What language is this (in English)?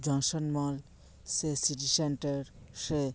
Santali